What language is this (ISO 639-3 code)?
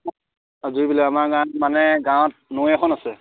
asm